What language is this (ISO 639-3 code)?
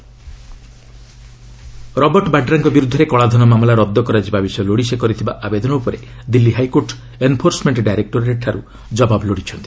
ori